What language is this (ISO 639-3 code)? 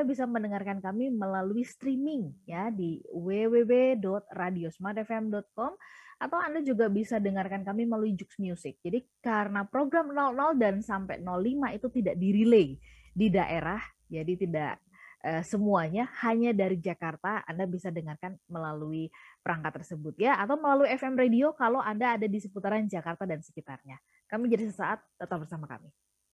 ind